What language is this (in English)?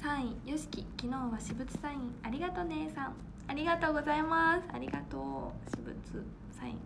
Japanese